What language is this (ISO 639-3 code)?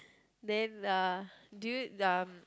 eng